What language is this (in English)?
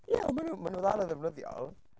Welsh